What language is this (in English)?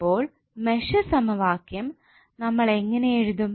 Malayalam